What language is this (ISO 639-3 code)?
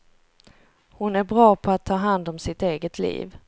swe